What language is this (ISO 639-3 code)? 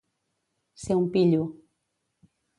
cat